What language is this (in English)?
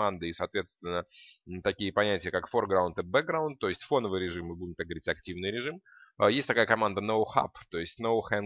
Russian